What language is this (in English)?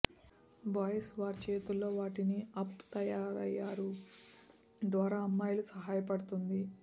Telugu